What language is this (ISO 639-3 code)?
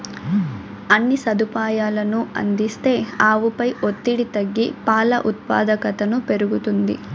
tel